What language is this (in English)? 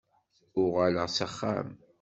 Kabyle